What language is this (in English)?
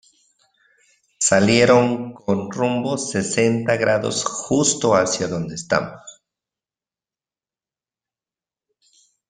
Spanish